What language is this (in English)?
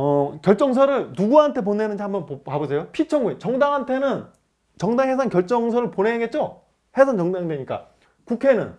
Korean